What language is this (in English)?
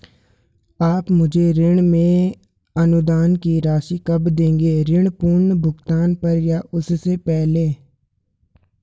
Hindi